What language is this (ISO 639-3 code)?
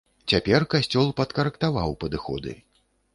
bel